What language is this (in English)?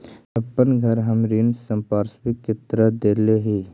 Magahi